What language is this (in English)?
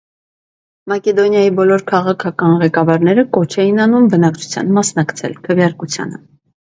Armenian